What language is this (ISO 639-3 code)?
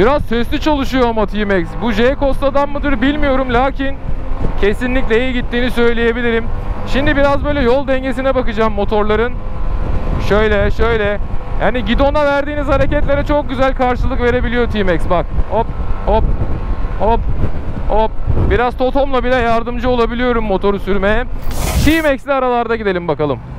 tur